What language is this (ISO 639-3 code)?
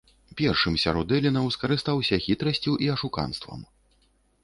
bel